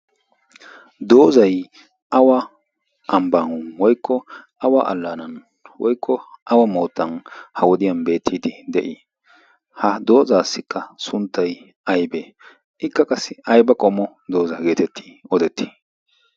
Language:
Wolaytta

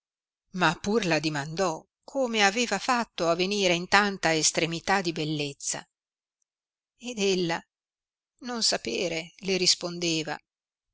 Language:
Italian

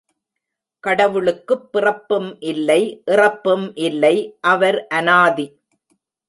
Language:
Tamil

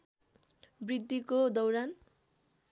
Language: Nepali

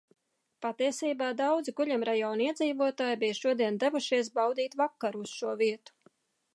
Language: Latvian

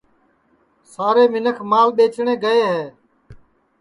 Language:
Sansi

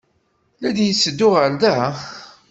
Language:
Kabyle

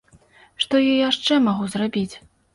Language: Belarusian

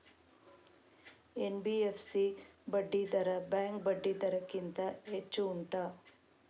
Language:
Kannada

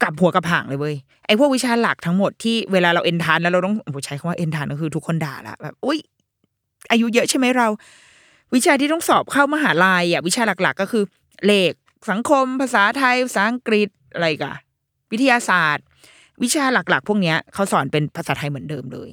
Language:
Thai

